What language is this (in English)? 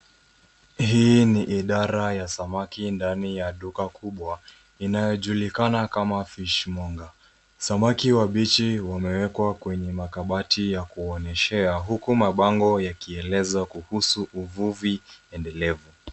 Swahili